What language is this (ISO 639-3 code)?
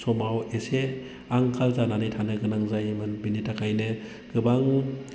brx